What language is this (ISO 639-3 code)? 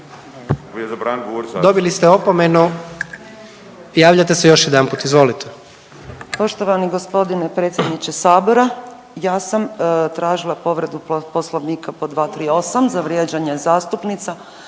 hrv